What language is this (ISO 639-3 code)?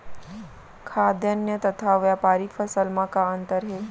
hne